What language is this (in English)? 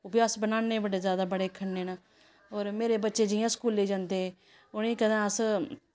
Dogri